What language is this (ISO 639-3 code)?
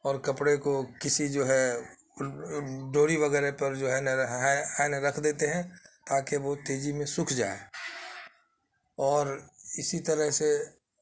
urd